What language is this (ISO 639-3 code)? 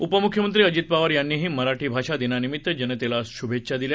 mar